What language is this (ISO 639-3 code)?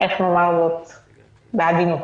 heb